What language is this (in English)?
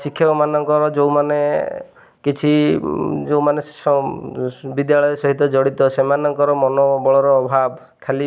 Odia